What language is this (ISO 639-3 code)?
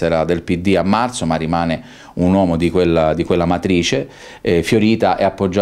ita